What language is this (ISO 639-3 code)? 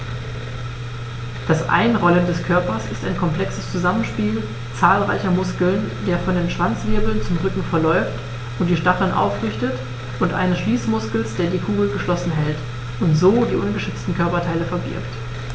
deu